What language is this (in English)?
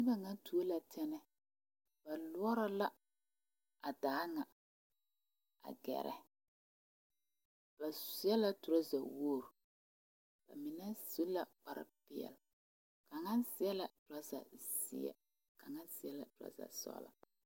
Southern Dagaare